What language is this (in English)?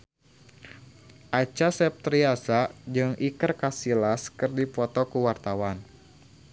Sundanese